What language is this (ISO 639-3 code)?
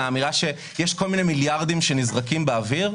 heb